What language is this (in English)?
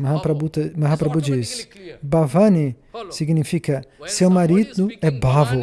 Portuguese